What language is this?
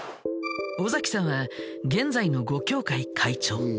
Japanese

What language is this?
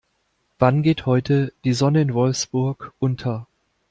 German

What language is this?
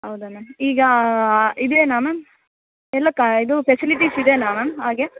Kannada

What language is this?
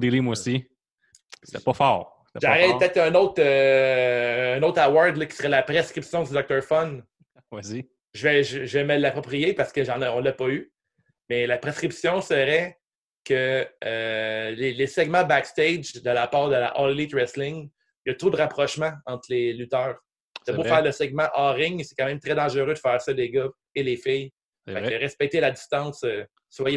French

